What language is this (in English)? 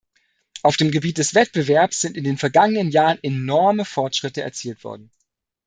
German